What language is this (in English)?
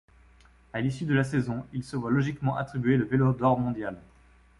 French